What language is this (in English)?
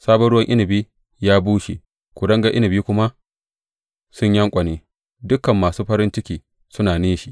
Hausa